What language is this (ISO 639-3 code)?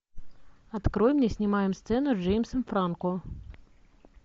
rus